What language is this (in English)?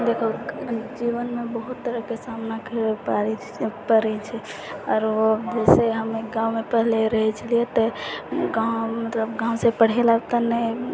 Maithili